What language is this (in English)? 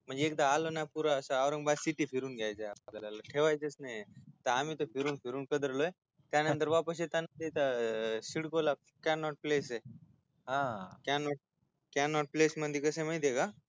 Marathi